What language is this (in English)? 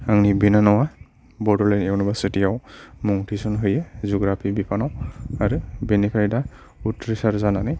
Bodo